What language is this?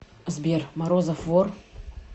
Russian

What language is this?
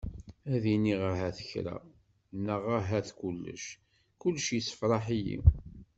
Kabyle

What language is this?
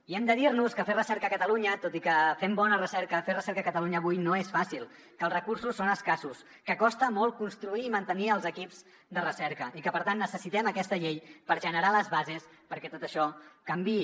Catalan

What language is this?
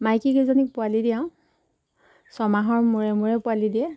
Assamese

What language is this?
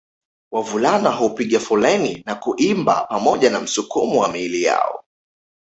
Swahili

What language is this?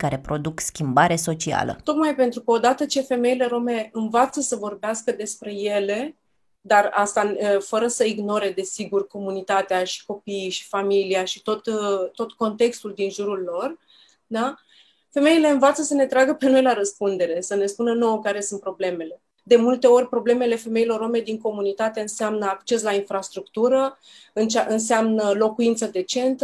Romanian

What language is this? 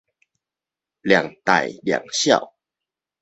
Min Nan Chinese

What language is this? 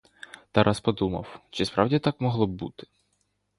Ukrainian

